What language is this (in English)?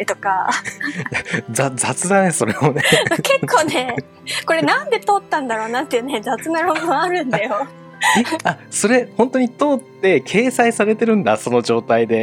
Japanese